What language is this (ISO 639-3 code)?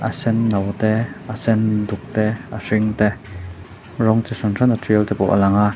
lus